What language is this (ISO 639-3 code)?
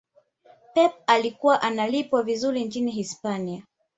swa